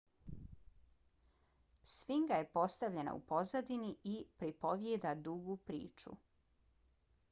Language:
Bosnian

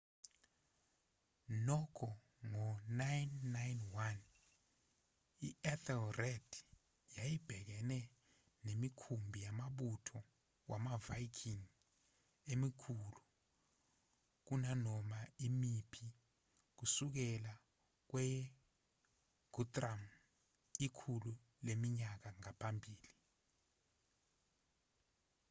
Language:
Zulu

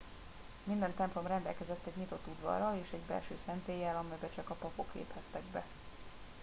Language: Hungarian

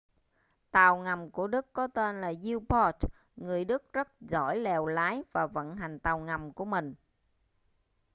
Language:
Vietnamese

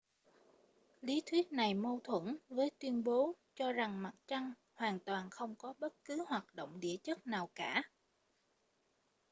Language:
Vietnamese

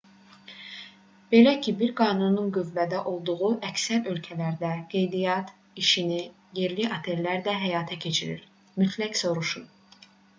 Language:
Azerbaijani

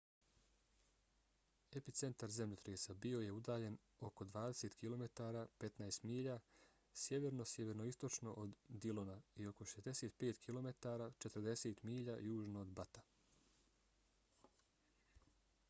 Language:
Bosnian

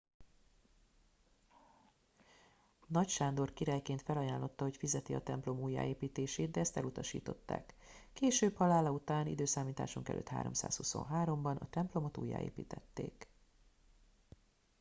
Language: Hungarian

